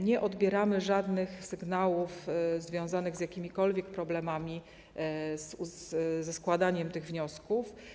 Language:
Polish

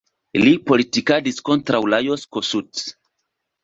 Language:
Esperanto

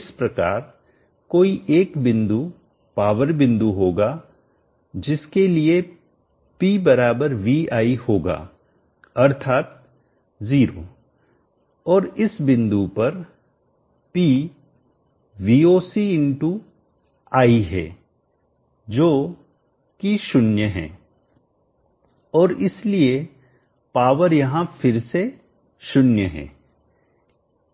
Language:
Hindi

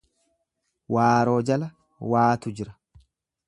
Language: Oromo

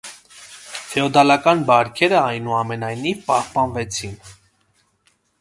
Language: Armenian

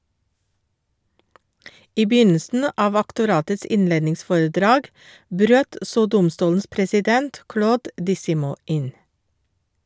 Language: Norwegian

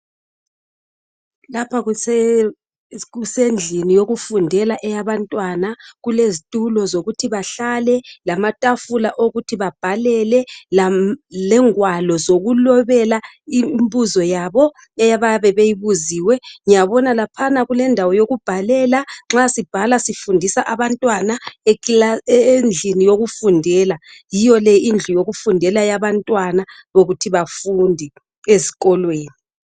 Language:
North Ndebele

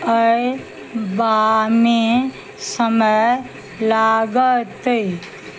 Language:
Maithili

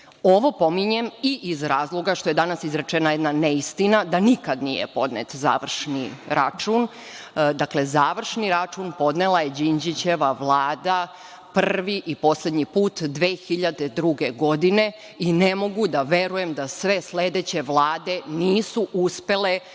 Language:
Serbian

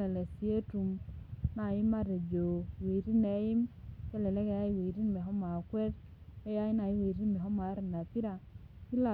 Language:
Masai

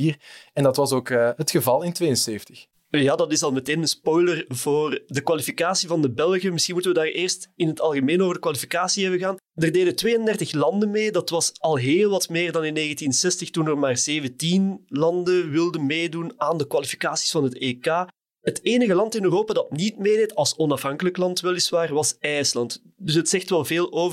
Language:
Dutch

